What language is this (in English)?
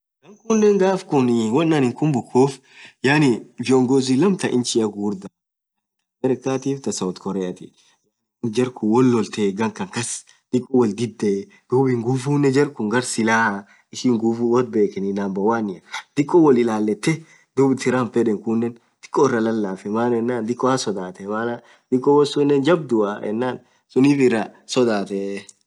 Orma